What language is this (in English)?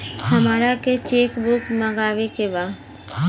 Bhojpuri